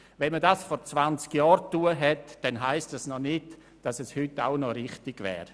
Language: Swiss German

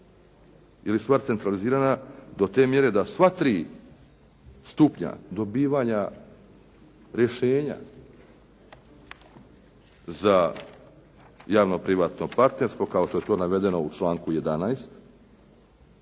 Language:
Croatian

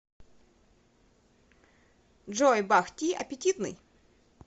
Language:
Russian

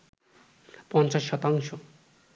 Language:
Bangla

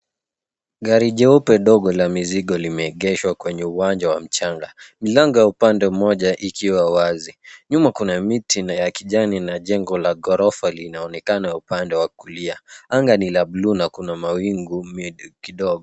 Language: Swahili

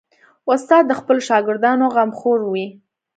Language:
Pashto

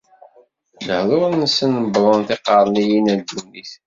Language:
Kabyle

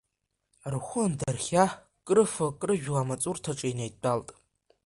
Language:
Abkhazian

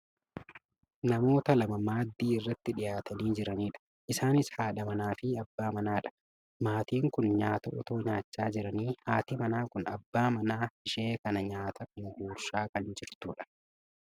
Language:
Oromo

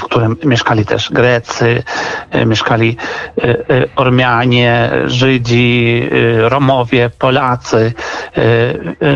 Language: Polish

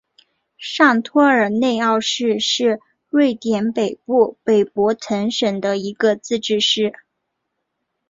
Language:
Chinese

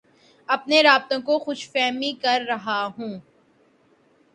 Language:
Urdu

